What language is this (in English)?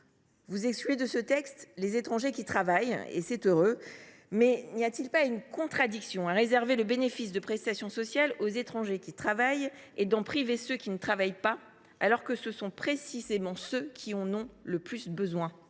French